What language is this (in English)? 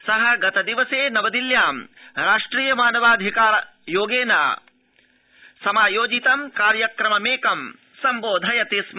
Sanskrit